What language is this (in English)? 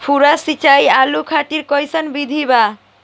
Bhojpuri